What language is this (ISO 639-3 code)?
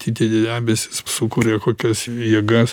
lit